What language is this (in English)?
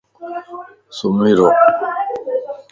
Lasi